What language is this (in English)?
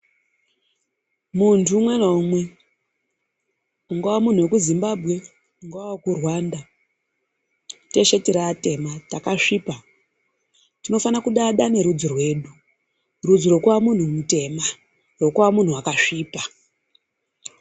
Ndau